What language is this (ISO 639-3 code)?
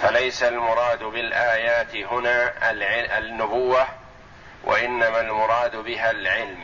ara